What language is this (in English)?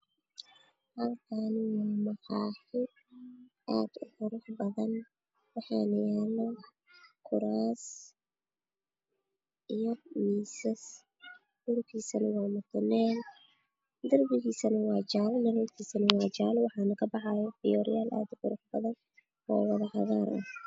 Somali